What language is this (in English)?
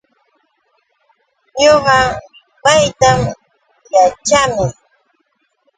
Yauyos Quechua